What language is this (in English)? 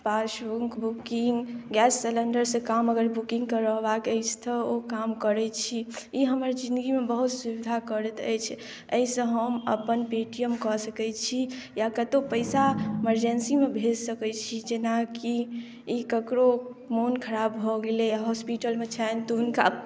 Maithili